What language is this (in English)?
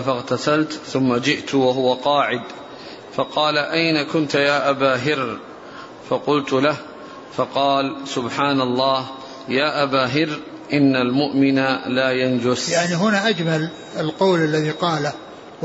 Arabic